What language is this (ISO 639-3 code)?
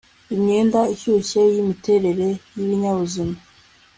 kin